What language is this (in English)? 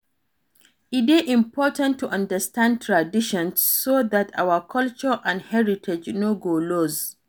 Nigerian Pidgin